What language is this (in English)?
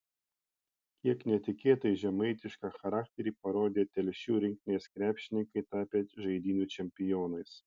Lithuanian